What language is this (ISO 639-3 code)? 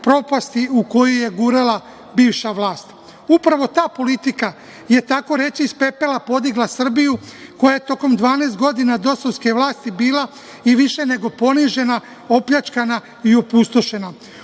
srp